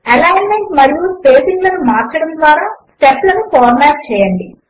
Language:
Telugu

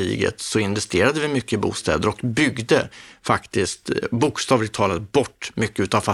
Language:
Swedish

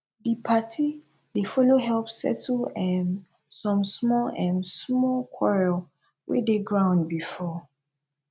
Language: Nigerian Pidgin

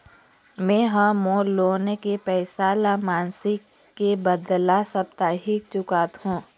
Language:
Chhattisgarhi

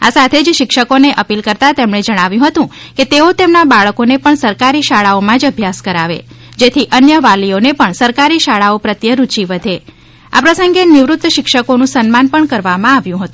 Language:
Gujarati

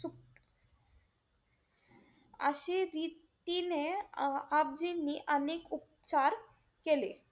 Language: Marathi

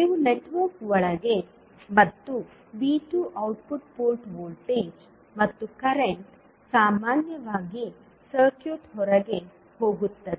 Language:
Kannada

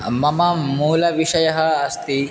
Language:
Sanskrit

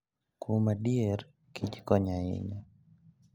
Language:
Luo (Kenya and Tanzania)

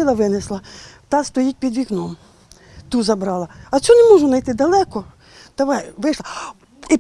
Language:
Ukrainian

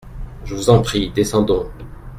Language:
French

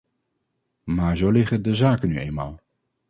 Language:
Dutch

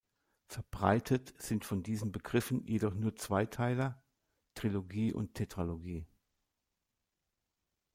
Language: German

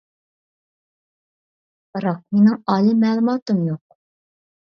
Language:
Uyghur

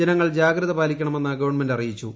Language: Malayalam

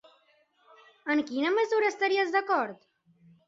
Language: Catalan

